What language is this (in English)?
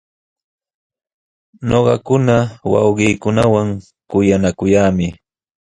Sihuas Ancash Quechua